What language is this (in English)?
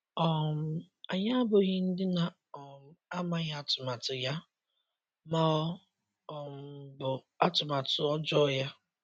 Igbo